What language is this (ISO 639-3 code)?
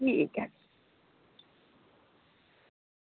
doi